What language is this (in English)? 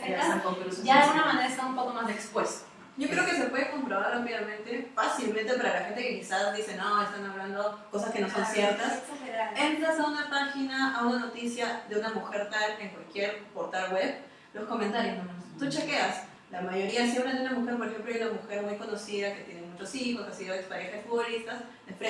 Spanish